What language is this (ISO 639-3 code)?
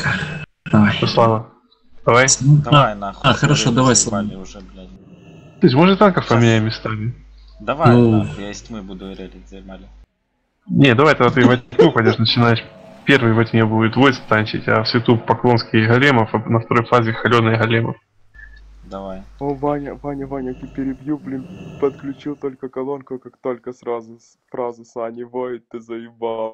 rus